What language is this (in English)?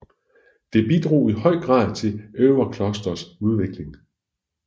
Danish